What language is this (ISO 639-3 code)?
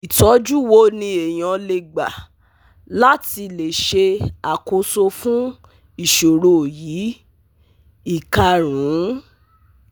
yor